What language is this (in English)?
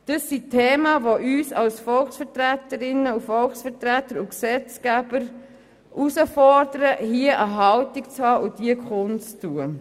Swiss German